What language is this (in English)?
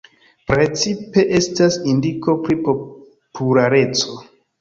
Esperanto